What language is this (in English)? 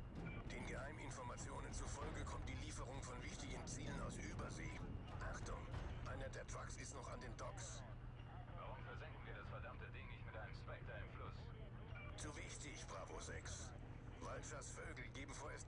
German